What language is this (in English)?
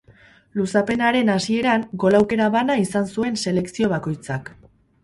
Basque